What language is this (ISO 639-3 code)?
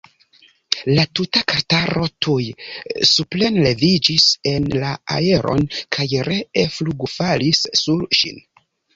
epo